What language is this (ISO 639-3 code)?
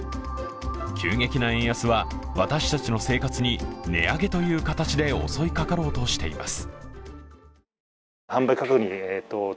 jpn